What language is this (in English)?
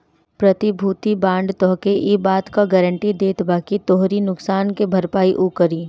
Bhojpuri